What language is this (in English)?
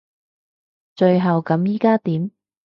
Cantonese